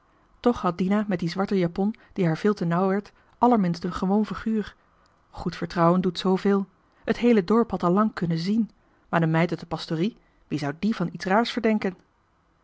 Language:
Dutch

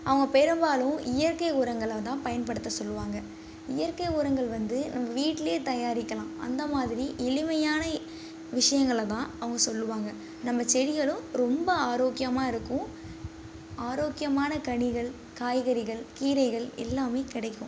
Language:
Tamil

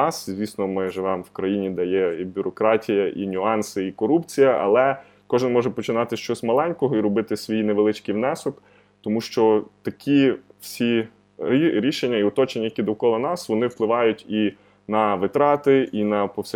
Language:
Ukrainian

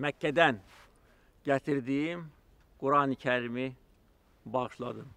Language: Turkish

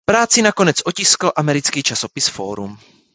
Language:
Czech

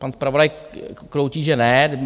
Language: Czech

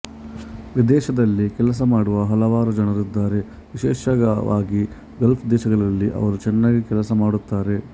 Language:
Kannada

